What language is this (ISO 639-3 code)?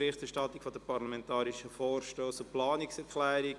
gsw